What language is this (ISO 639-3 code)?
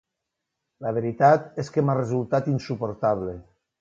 cat